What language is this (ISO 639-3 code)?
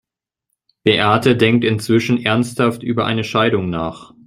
deu